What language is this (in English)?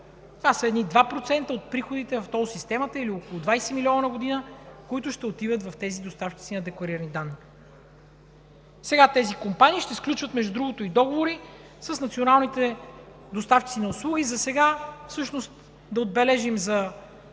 Bulgarian